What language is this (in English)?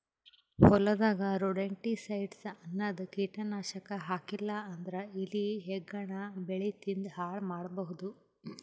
Kannada